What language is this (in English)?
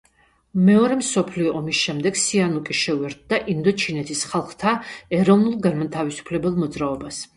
Georgian